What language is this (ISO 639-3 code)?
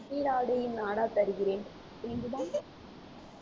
tam